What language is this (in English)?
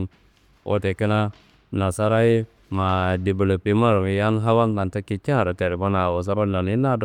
Kanembu